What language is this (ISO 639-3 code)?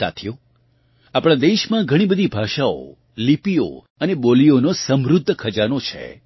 guj